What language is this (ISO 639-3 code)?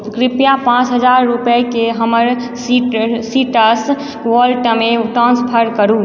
mai